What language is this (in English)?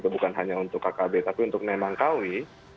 Indonesian